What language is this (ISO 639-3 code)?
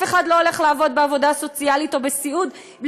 heb